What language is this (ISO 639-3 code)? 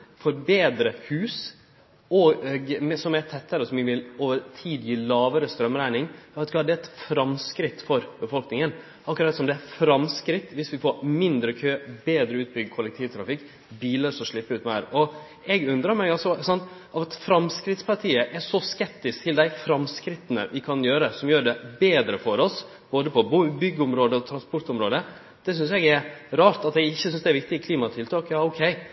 nno